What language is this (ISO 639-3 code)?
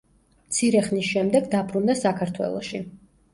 kat